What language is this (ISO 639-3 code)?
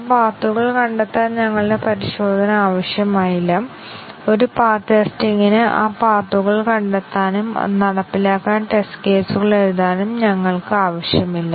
mal